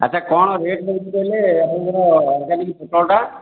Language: Odia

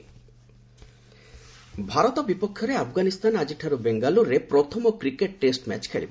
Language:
Odia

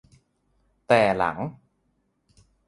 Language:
Thai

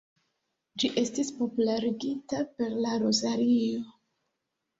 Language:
Esperanto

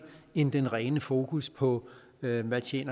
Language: Danish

